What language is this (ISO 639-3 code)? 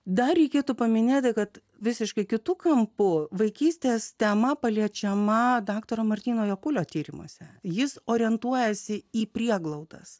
lit